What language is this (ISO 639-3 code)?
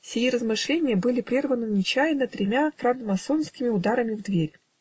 rus